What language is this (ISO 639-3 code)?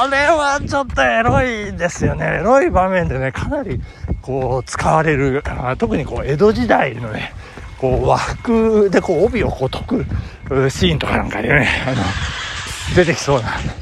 jpn